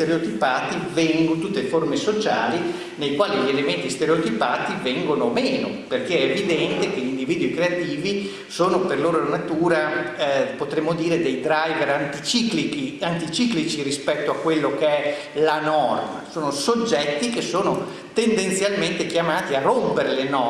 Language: Italian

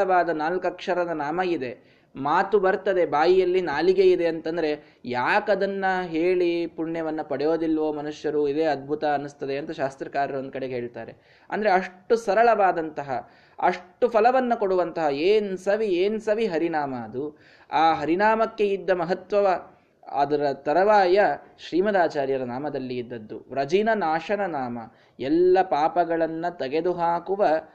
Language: Kannada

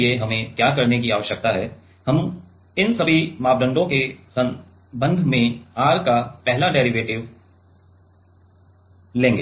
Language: Hindi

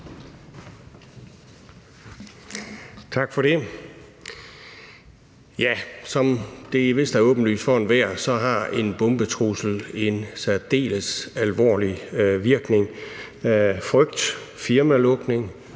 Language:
Danish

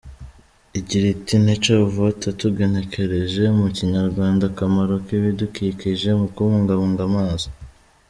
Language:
Kinyarwanda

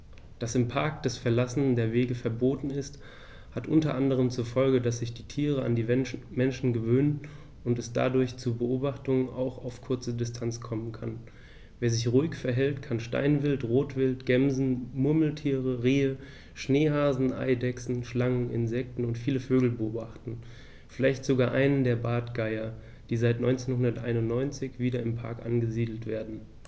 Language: German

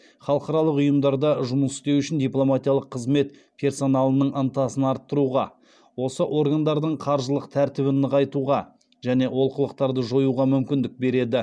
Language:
Kazakh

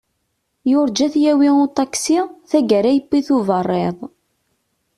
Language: Kabyle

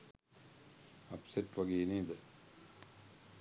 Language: Sinhala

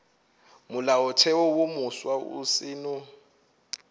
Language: Northern Sotho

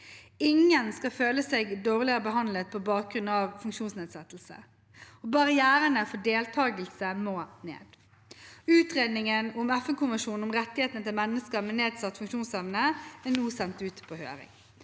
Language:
Norwegian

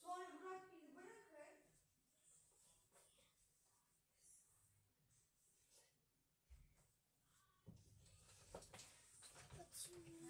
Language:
Turkish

